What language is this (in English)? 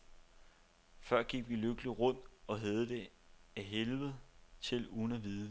Danish